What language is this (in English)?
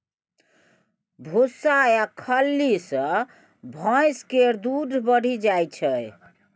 Maithili